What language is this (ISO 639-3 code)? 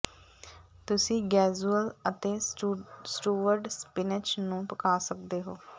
pan